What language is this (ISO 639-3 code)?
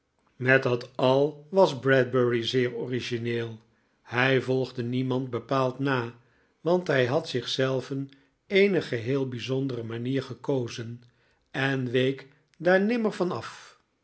nld